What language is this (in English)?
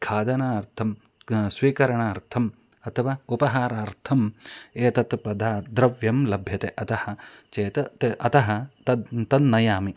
Sanskrit